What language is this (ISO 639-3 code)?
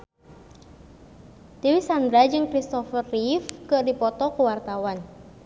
sun